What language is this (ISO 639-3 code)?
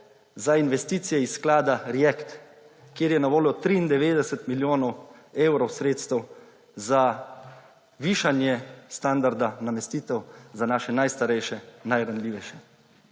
slv